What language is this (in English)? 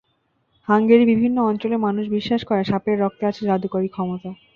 Bangla